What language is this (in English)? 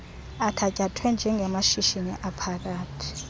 Xhosa